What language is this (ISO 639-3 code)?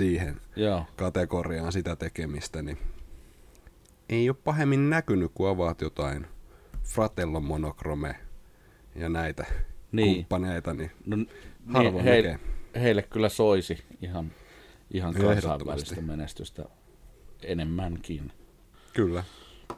fin